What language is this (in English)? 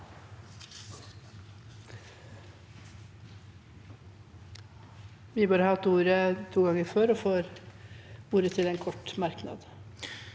Norwegian